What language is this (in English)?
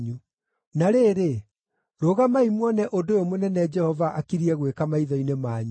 Kikuyu